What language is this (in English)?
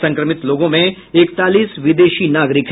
Hindi